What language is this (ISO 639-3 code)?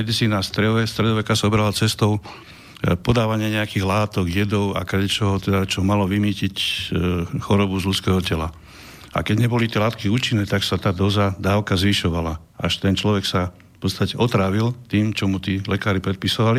slk